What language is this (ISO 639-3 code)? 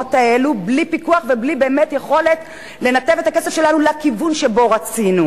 heb